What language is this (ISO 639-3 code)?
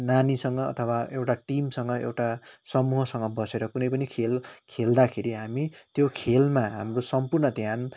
nep